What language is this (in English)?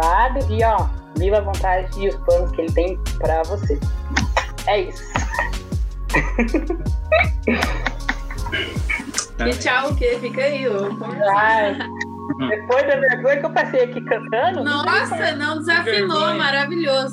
Portuguese